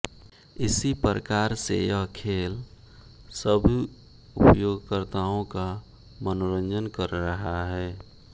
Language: Hindi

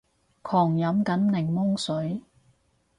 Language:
Cantonese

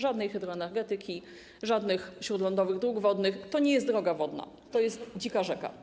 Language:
Polish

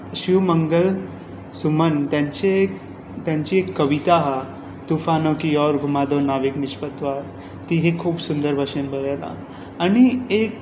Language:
Konkani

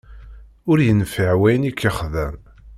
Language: Kabyle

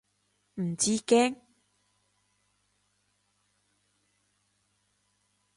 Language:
Cantonese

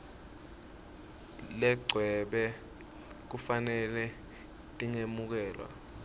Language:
Swati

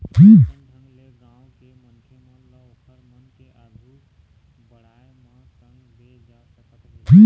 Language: Chhattisgarhi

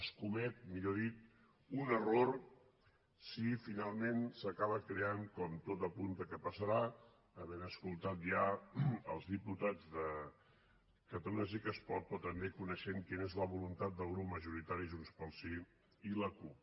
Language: Catalan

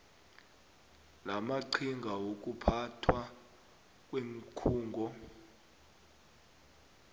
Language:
South Ndebele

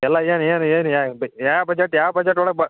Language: Kannada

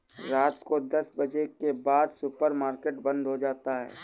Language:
Hindi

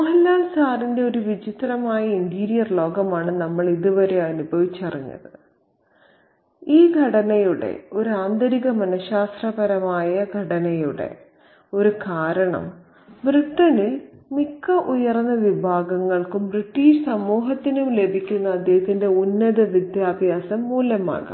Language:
Malayalam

